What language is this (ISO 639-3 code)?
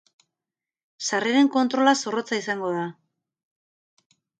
eus